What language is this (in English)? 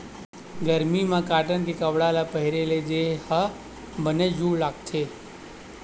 Chhattisgarhi